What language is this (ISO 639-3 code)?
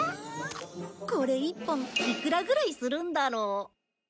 jpn